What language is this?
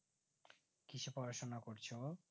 Bangla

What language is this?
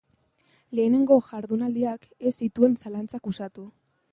Basque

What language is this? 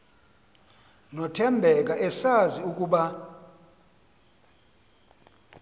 Xhosa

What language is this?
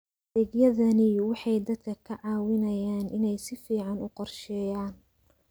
Somali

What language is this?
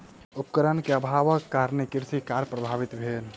Maithili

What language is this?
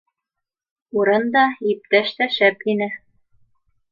Bashkir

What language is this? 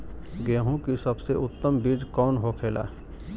Bhojpuri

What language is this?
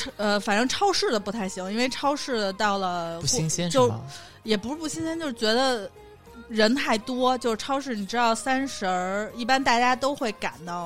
Chinese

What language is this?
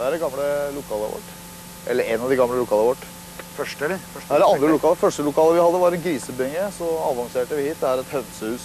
Norwegian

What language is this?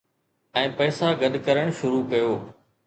Sindhi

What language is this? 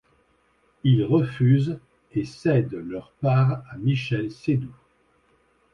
French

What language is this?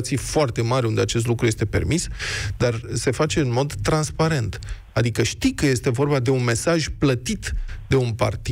Romanian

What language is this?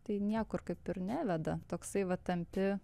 Lithuanian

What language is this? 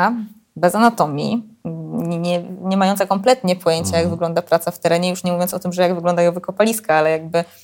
Polish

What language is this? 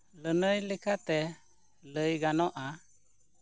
Santali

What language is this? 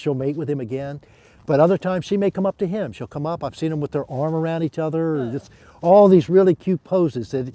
English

